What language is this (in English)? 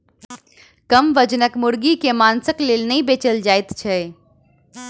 Maithili